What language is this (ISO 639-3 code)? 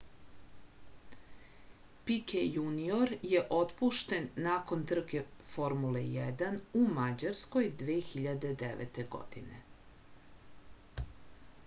srp